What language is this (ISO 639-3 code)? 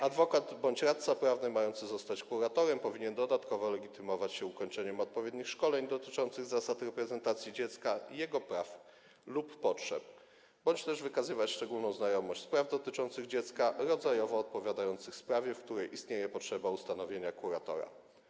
pol